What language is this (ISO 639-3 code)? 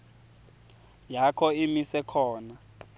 ssw